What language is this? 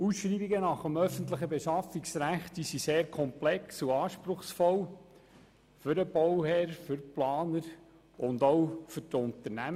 Swiss German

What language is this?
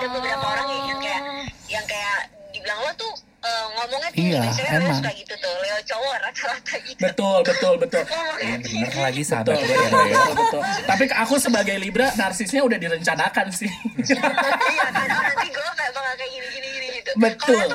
Indonesian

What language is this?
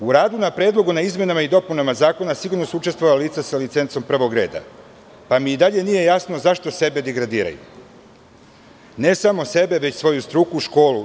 Serbian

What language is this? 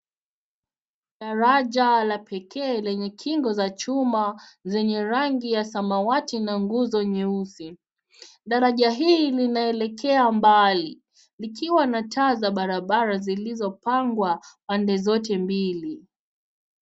Swahili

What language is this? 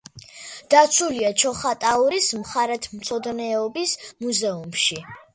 Georgian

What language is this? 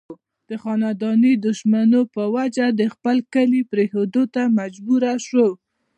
Pashto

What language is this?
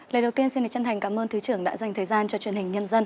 Vietnamese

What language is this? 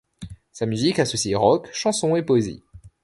French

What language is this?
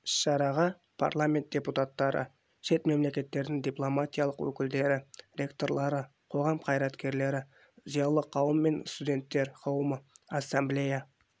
Kazakh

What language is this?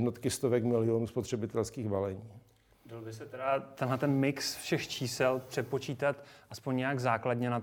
Czech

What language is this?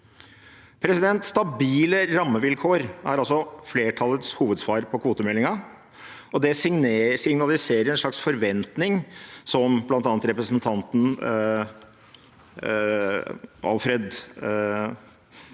Norwegian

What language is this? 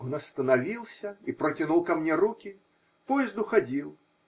Russian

